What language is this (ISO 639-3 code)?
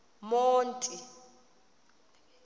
xho